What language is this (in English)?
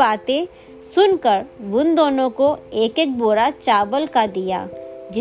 Hindi